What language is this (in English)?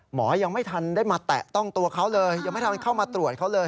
Thai